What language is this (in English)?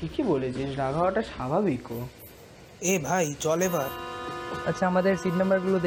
Bangla